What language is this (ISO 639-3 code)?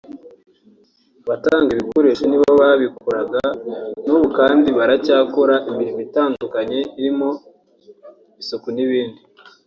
kin